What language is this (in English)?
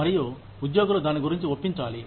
Telugu